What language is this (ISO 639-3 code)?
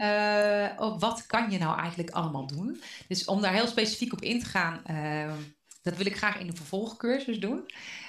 nld